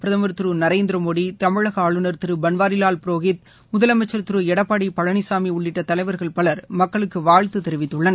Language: Tamil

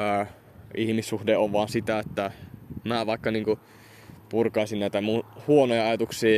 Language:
Finnish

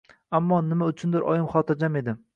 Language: Uzbek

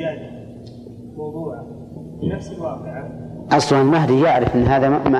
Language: Arabic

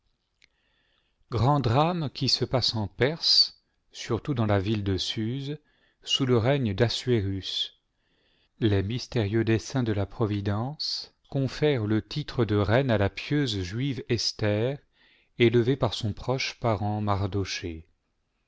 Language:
French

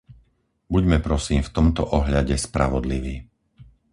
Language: Slovak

